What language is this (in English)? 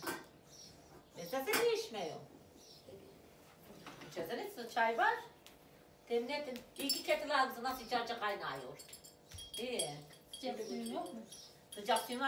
Turkish